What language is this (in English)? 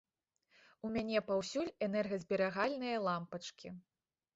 Belarusian